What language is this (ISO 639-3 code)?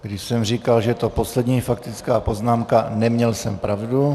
ces